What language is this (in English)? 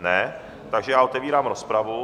Czech